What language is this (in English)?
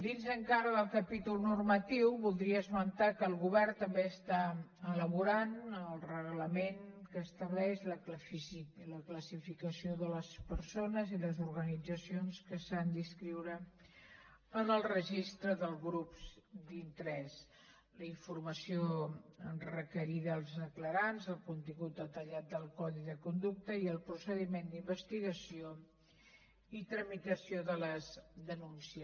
Catalan